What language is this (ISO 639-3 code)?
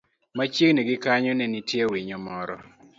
luo